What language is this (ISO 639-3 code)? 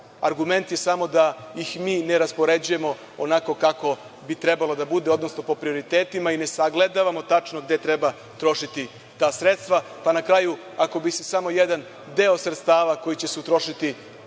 srp